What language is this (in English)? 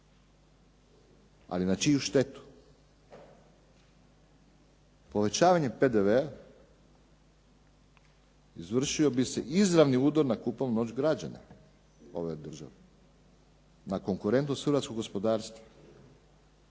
Croatian